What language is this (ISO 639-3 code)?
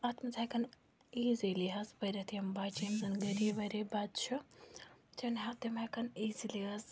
kas